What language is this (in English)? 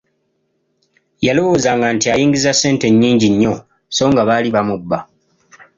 Ganda